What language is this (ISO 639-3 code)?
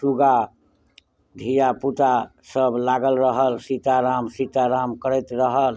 mai